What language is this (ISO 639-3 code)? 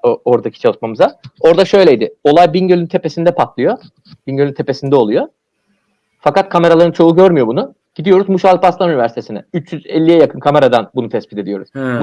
tur